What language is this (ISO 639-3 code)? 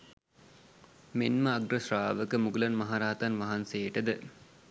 sin